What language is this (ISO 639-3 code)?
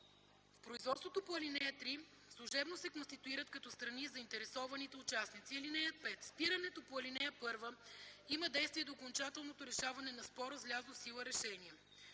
bul